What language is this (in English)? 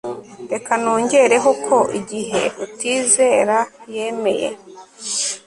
Kinyarwanda